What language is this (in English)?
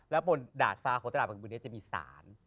Thai